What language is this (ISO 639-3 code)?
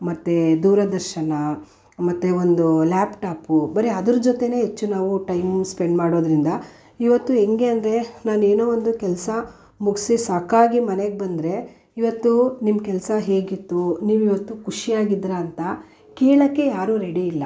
kan